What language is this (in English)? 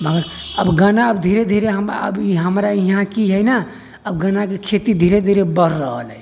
Maithili